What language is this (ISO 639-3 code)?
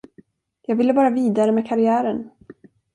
swe